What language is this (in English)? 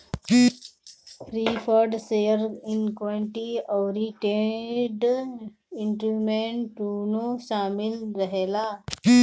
Bhojpuri